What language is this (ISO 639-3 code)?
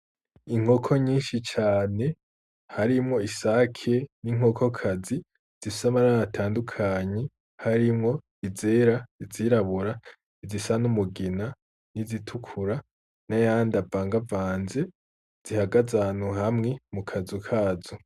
run